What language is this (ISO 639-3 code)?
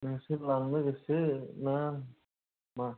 brx